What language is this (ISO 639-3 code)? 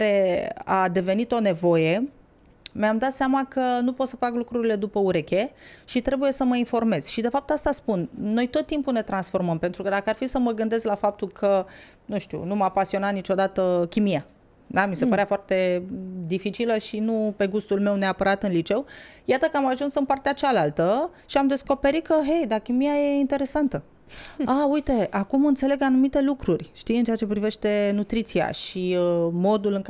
ron